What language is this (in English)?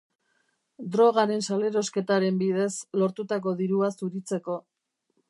Basque